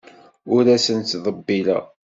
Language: Kabyle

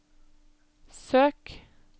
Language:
Norwegian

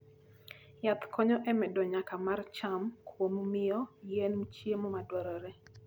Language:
Luo (Kenya and Tanzania)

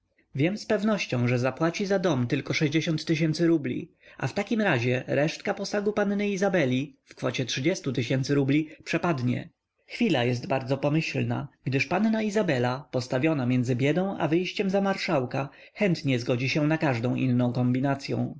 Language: Polish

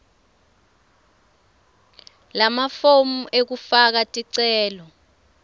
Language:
Swati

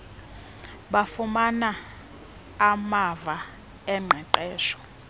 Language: Xhosa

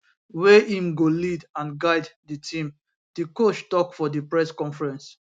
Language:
Nigerian Pidgin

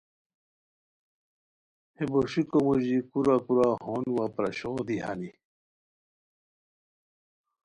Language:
Khowar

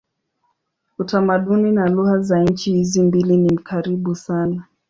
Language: Swahili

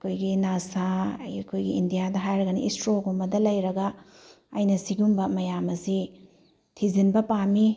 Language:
Manipuri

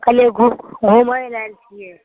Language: Maithili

